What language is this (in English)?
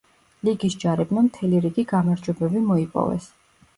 Georgian